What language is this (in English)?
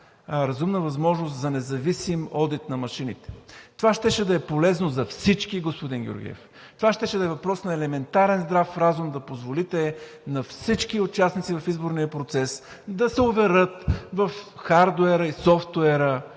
Bulgarian